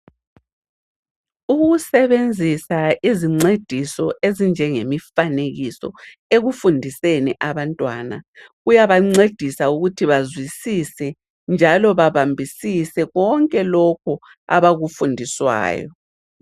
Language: North Ndebele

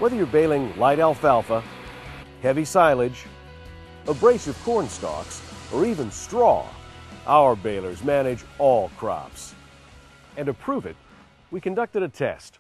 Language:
English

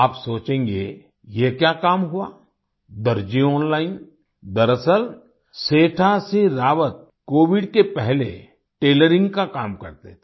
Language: Hindi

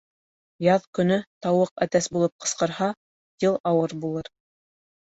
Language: Bashkir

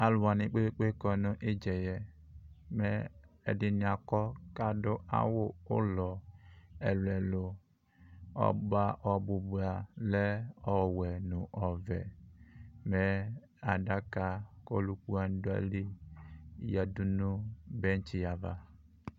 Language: Ikposo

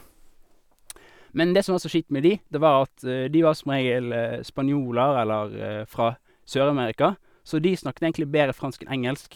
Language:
Norwegian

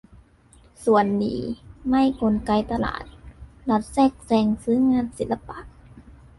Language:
Thai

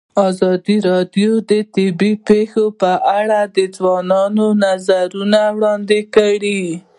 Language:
Pashto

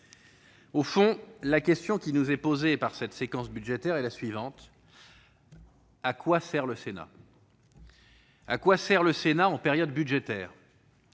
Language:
French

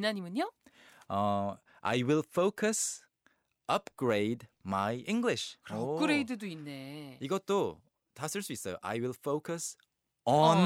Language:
Korean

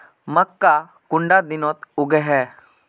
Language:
Magahi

